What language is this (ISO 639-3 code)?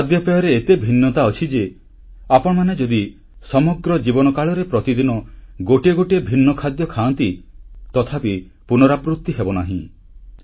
ori